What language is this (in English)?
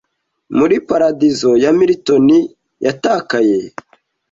Kinyarwanda